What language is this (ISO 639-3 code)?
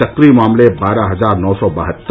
hin